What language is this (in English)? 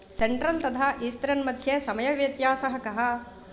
Sanskrit